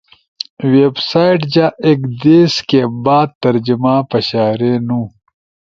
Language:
Ushojo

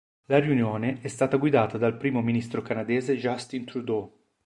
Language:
Italian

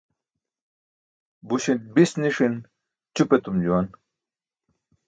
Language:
Burushaski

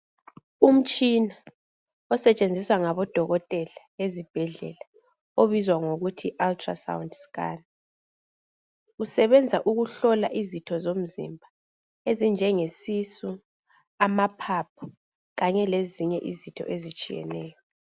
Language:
North Ndebele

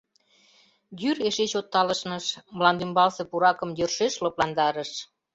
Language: Mari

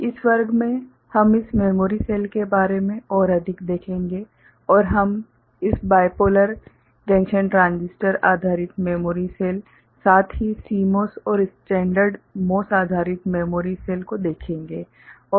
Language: Hindi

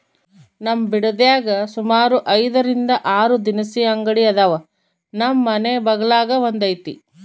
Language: Kannada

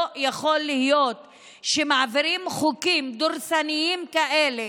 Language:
Hebrew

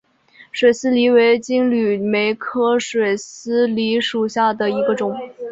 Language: Chinese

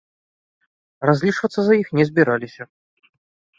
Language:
Belarusian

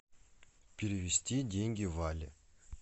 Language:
Russian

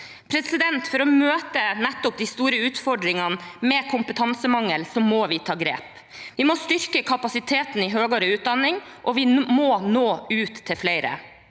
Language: Norwegian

